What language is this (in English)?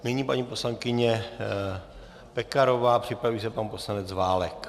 Czech